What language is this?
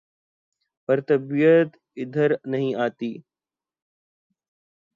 Urdu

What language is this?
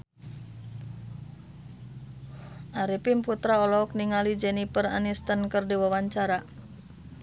Sundanese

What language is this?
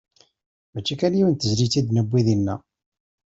Kabyle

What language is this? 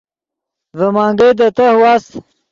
Yidgha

